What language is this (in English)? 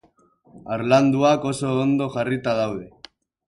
Basque